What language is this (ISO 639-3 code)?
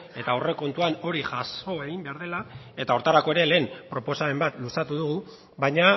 eus